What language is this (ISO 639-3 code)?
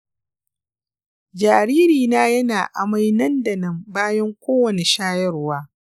hau